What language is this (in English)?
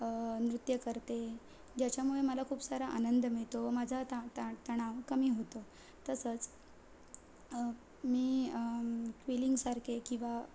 Marathi